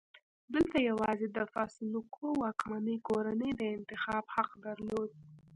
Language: Pashto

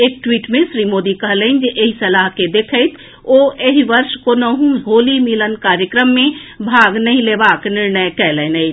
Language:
Maithili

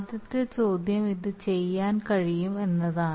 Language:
Malayalam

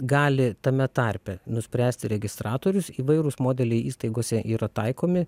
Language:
Lithuanian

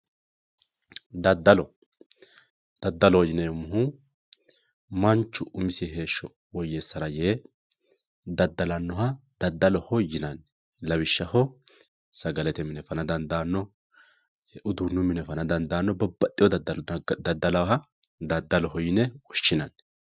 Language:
Sidamo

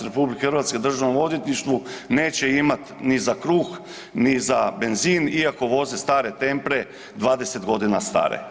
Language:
Croatian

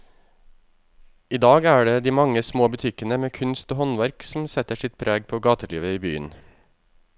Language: Norwegian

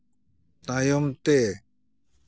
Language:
Santali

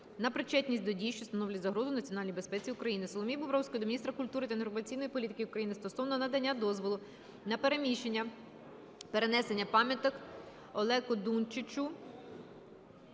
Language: Ukrainian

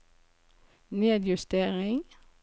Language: Norwegian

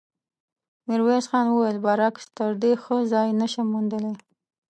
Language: Pashto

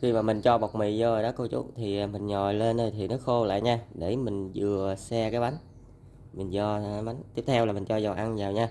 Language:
Vietnamese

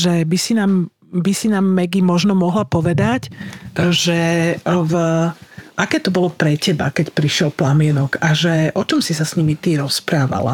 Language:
Slovak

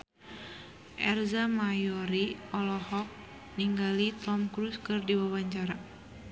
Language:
Sundanese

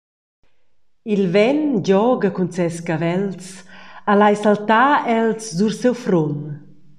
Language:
Romansh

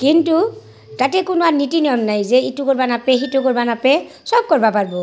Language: Assamese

